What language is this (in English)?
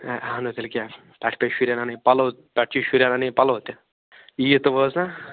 Kashmiri